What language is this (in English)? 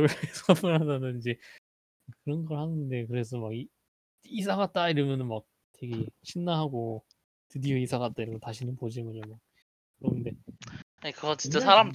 Korean